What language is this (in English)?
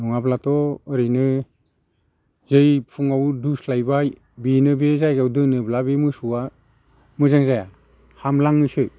Bodo